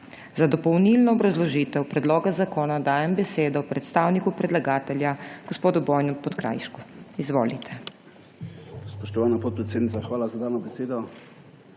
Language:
Slovenian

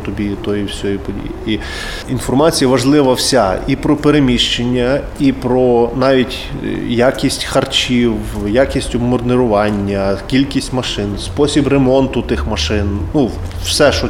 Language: Ukrainian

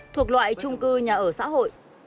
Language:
Vietnamese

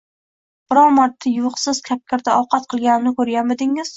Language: Uzbek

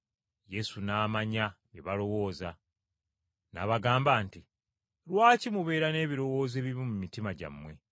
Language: Ganda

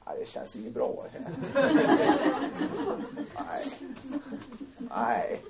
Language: Swedish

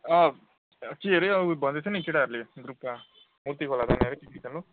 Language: Nepali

